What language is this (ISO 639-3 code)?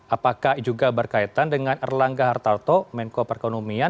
ind